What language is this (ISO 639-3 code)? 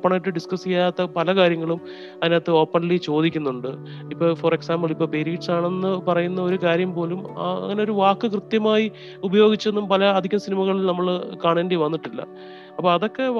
mal